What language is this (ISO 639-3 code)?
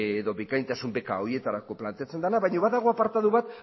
eus